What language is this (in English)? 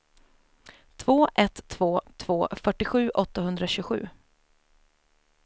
Swedish